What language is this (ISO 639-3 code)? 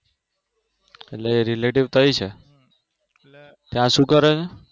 guj